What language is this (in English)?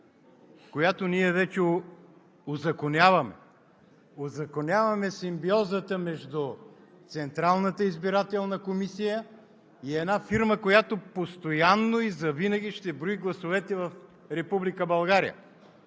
Bulgarian